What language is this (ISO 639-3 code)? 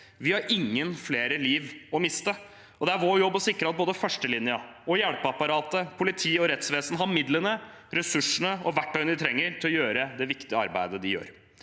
nor